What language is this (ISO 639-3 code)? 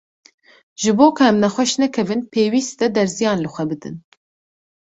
kur